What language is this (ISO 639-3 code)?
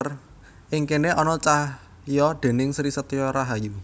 jav